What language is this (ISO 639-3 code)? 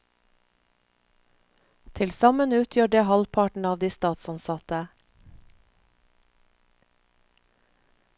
nor